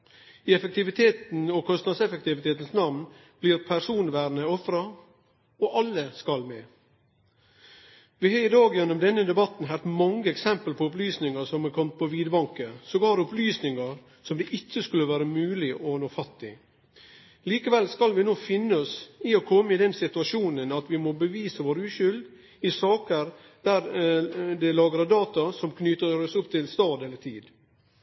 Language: Norwegian Nynorsk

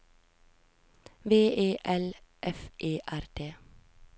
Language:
Norwegian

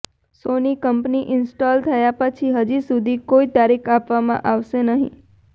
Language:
Gujarati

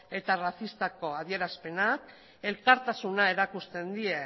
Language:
Basque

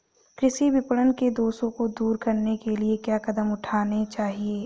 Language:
Hindi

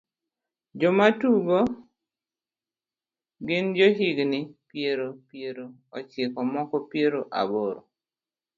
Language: Luo (Kenya and Tanzania)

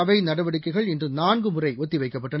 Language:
Tamil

